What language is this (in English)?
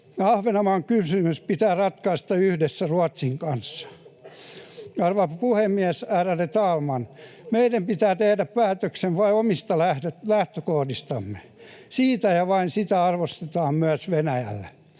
Finnish